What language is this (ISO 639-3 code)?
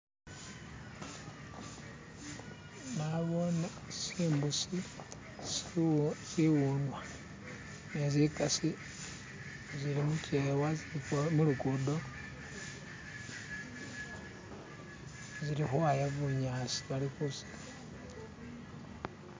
myx